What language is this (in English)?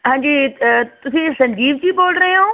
Punjabi